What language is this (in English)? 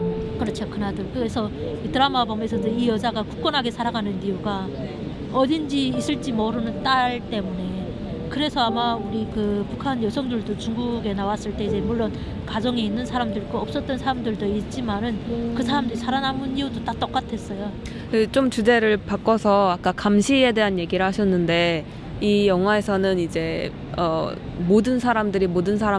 Korean